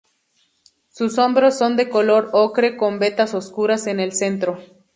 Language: Spanish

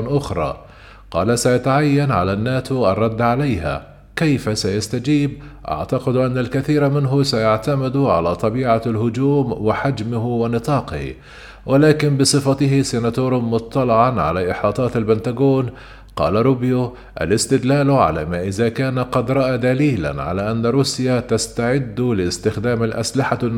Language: Arabic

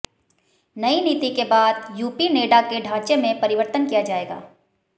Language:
Hindi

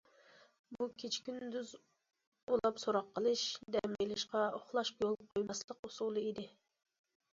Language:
Uyghur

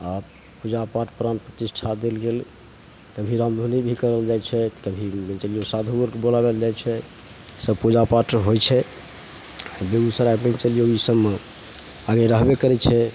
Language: Maithili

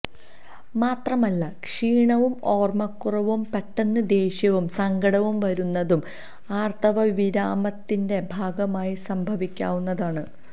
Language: Malayalam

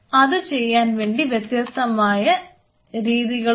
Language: Malayalam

